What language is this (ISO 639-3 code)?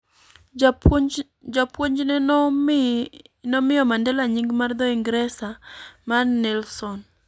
luo